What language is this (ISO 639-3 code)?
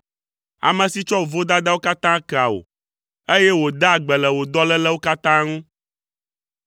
ewe